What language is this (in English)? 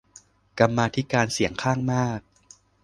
Thai